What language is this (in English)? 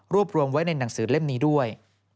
Thai